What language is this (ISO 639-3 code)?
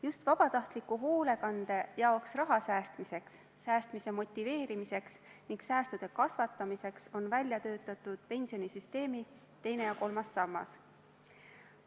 est